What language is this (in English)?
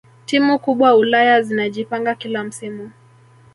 Swahili